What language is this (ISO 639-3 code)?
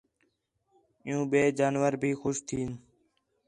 xhe